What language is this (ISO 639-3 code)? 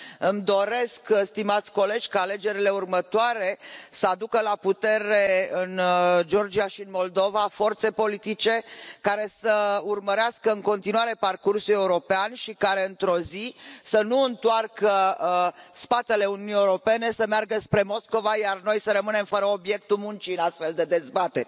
ron